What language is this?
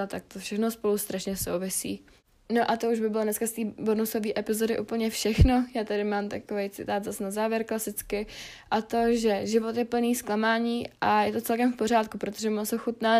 Czech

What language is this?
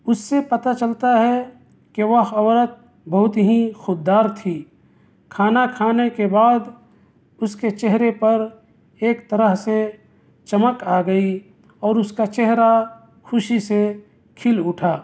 Urdu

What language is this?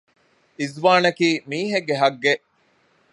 Divehi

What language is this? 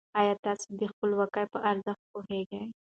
Pashto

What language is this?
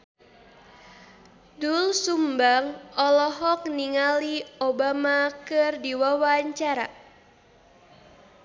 Sundanese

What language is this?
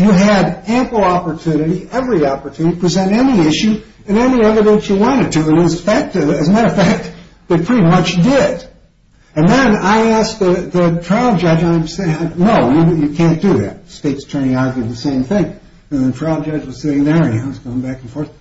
English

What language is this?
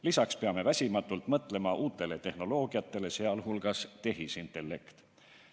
Estonian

